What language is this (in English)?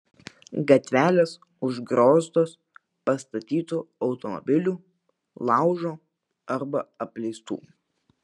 Lithuanian